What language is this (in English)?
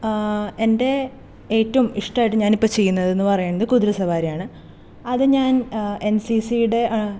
Malayalam